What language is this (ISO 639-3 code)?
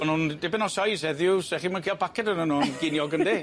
cym